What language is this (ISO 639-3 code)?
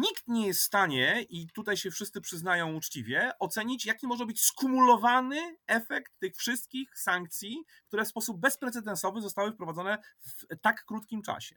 pol